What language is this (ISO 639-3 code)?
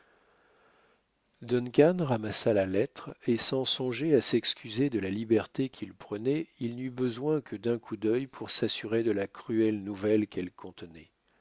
fra